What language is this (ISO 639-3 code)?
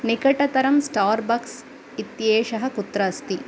san